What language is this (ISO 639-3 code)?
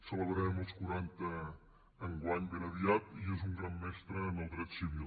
cat